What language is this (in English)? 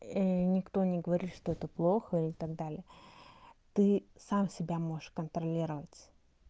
Russian